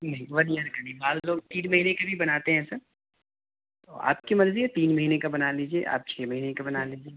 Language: Urdu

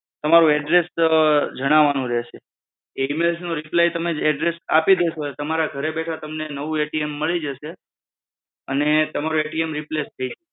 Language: Gujarati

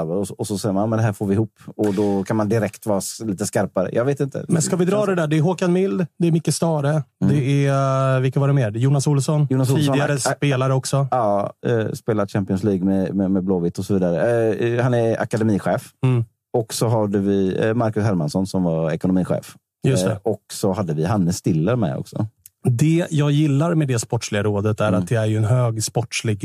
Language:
Swedish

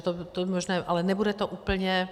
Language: Czech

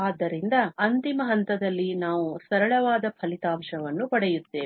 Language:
Kannada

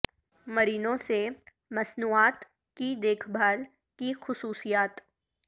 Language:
Urdu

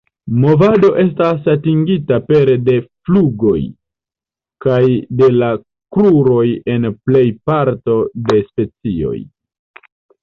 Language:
Esperanto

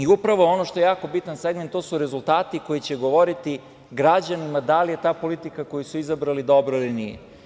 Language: Serbian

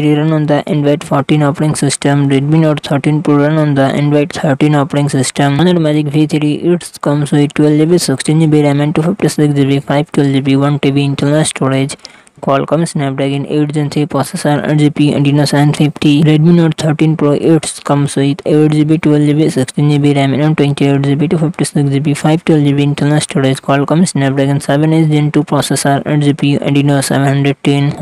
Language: English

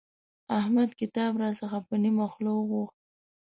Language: Pashto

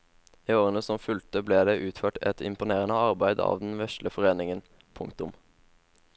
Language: Norwegian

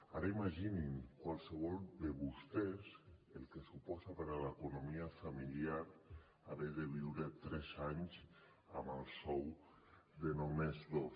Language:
Catalan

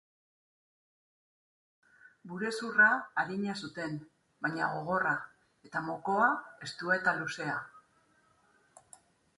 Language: Basque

